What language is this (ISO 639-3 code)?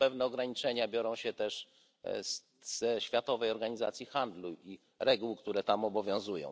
pol